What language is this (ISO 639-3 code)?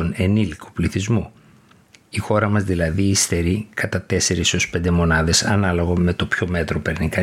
ell